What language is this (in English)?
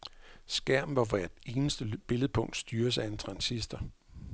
Danish